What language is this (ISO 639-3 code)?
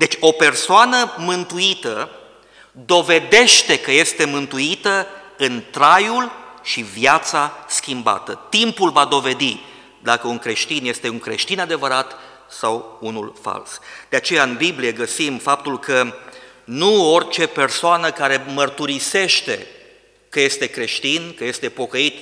ron